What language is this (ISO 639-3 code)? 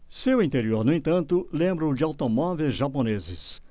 por